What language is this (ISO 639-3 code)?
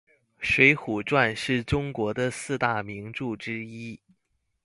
zho